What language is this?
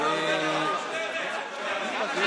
Hebrew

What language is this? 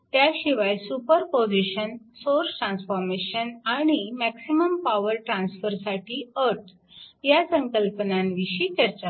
Marathi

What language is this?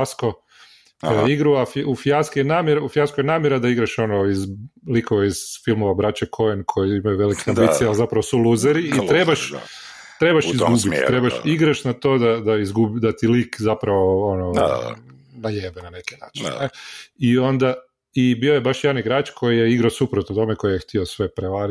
Croatian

